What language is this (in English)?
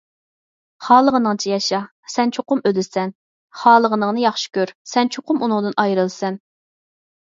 Uyghur